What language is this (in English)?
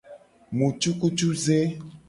Gen